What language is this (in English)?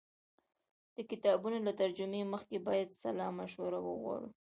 Pashto